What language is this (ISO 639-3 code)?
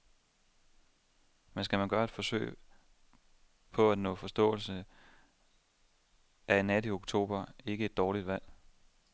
dan